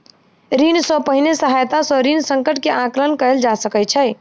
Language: Maithili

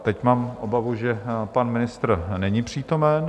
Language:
Czech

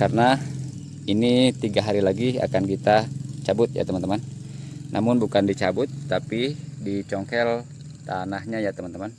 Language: Indonesian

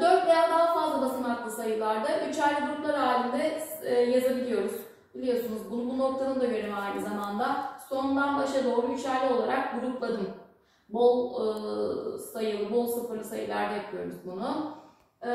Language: Turkish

